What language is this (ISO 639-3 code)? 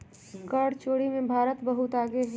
mag